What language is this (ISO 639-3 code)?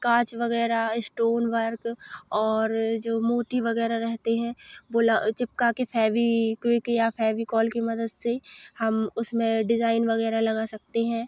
hin